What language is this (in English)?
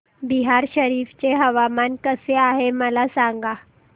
Marathi